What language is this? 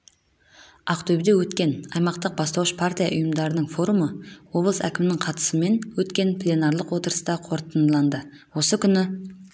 Kazakh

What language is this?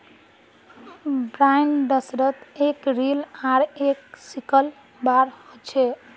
Magahi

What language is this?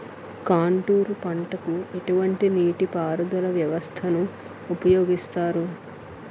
Telugu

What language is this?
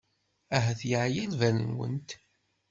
Kabyle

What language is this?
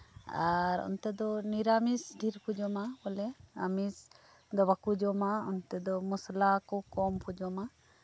Santali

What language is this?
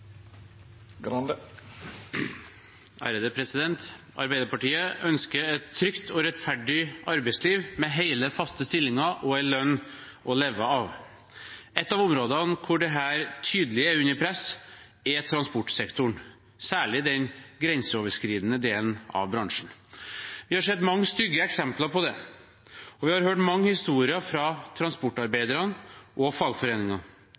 Norwegian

